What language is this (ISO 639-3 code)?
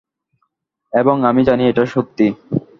ben